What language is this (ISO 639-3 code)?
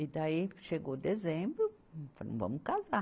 por